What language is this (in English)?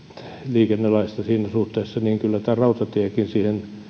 Finnish